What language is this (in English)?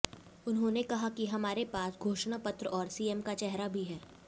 Hindi